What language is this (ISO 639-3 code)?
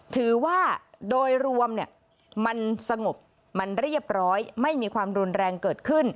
tha